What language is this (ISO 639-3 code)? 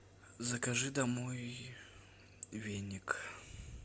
rus